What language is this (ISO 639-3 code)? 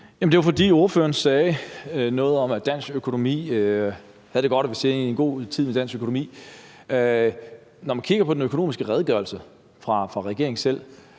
dan